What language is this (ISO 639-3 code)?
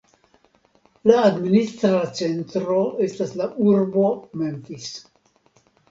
epo